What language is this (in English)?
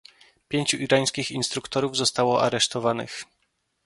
Polish